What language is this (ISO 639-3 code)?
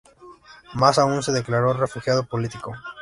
spa